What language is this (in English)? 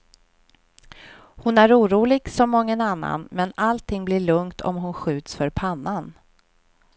Swedish